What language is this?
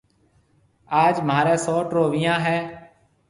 Marwari (Pakistan)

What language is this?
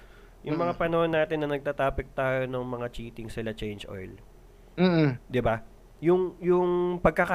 Filipino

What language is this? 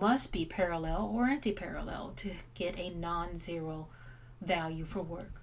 English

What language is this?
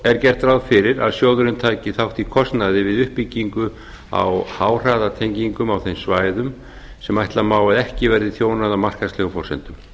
Icelandic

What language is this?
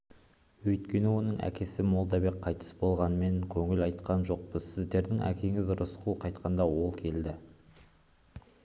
Kazakh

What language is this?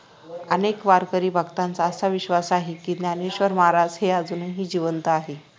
Marathi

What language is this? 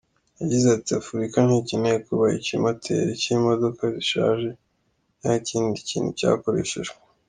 Kinyarwanda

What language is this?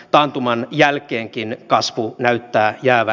Finnish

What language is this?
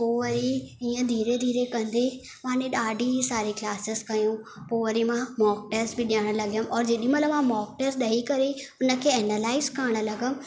Sindhi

